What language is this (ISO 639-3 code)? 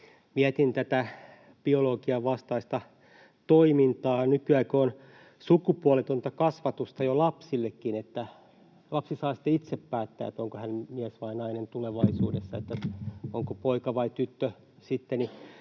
fin